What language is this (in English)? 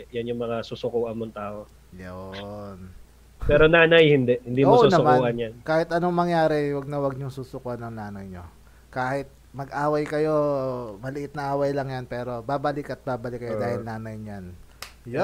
Filipino